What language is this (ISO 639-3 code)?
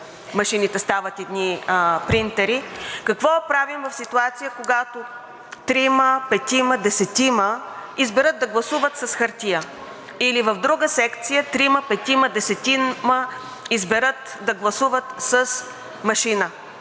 bul